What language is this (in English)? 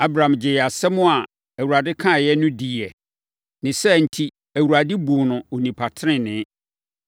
Akan